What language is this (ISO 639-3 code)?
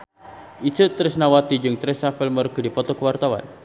sun